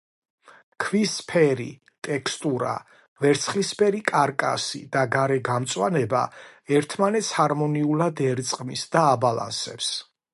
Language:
Georgian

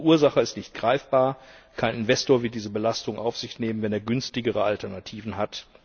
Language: German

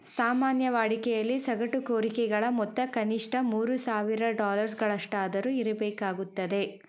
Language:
Kannada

